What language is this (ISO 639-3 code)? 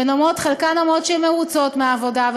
heb